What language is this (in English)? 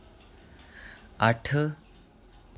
Dogri